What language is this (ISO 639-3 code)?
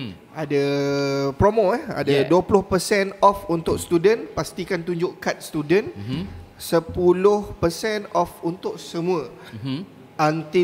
msa